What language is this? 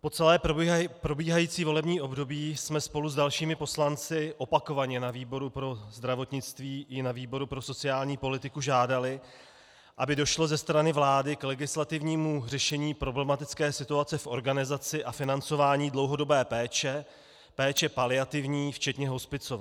Czech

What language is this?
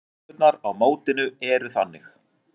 Icelandic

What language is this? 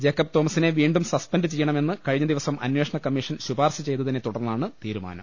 Malayalam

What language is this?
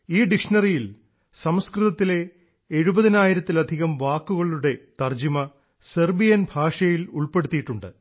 Malayalam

